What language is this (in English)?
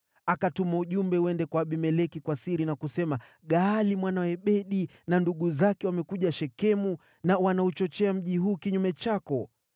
Swahili